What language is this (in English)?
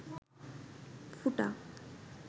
Bangla